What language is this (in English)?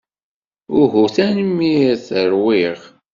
Kabyle